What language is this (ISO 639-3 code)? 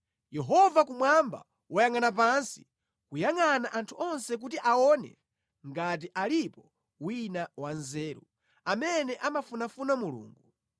nya